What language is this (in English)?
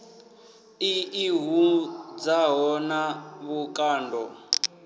Venda